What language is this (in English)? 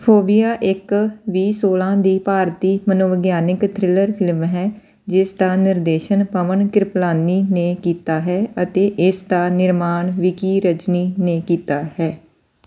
Punjabi